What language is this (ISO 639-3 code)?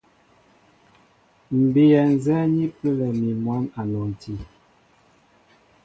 mbo